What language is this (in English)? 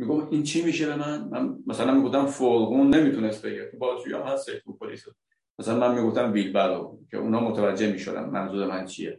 Persian